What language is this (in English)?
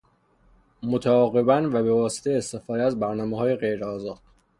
Persian